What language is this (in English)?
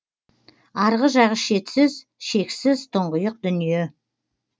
Kazakh